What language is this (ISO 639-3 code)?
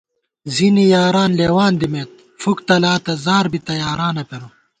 gwt